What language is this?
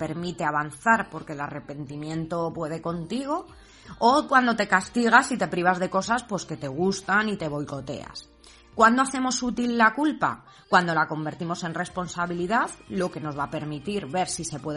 Spanish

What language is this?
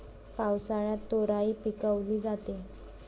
Marathi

